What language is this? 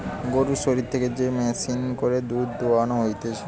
Bangla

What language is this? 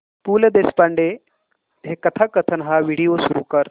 Marathi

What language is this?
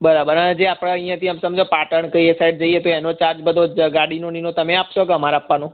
Gujarati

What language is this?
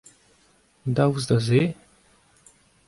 Breton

